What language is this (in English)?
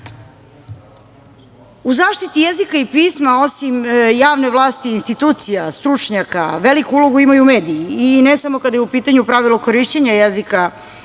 Serbian